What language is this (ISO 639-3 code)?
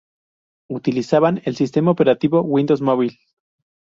spa